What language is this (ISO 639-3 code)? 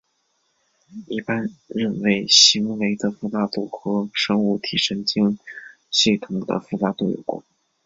zho